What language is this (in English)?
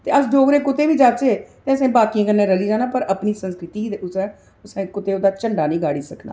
Dogri